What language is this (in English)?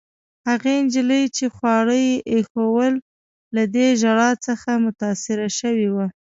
Pashto